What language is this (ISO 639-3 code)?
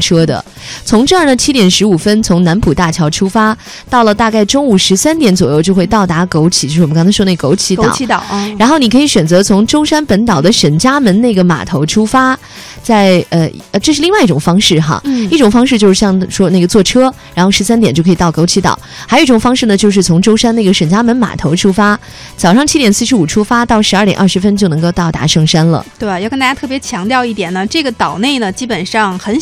zho